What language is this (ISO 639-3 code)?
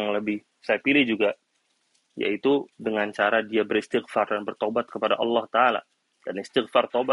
ind